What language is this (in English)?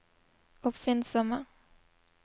Norwegian